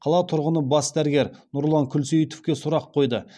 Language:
Kazakh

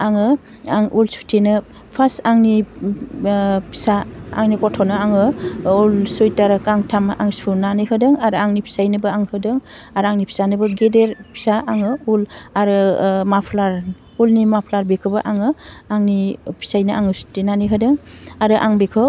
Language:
Bodo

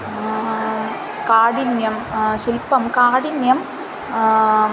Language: Sanskrit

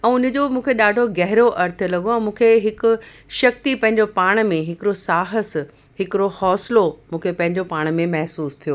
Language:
Sindhi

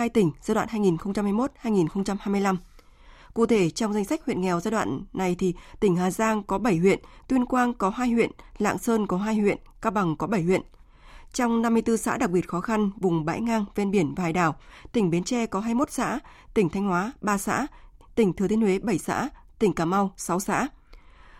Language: Vietnamese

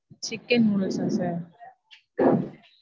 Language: Tamil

